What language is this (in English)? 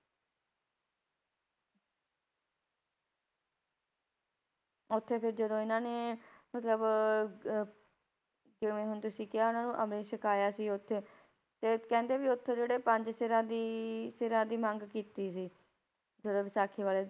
Punjabi